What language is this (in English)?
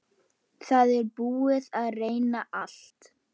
Icelandic